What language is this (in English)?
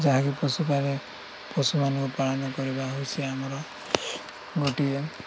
Odia